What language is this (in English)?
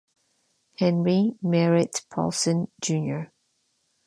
Spanish